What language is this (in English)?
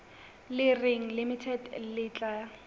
Southern Sotho